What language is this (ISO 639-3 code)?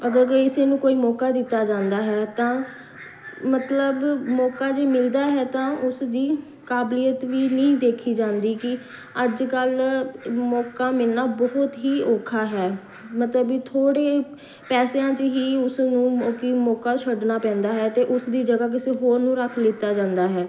pan